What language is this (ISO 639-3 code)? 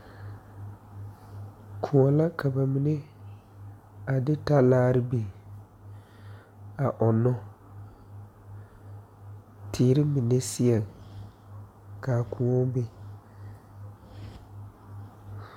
dga